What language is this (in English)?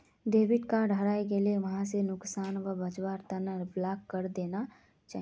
Magahi